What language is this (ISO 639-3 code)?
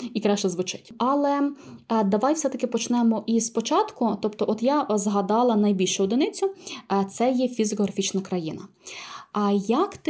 ukr